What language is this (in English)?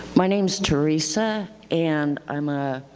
English